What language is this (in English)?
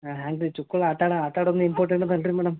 Kannada